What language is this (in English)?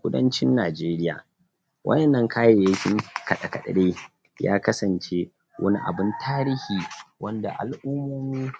Hausa